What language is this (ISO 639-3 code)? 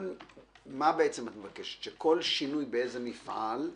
heb